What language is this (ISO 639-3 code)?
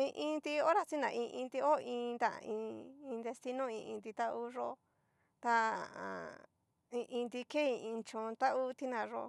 miu